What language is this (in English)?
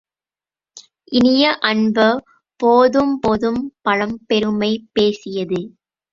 Tamil